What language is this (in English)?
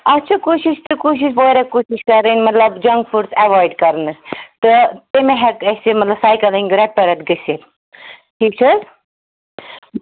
Kashmiri